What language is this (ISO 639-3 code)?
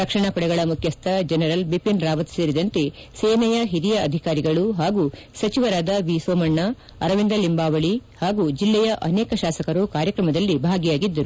kan